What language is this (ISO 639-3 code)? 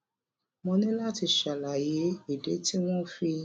yor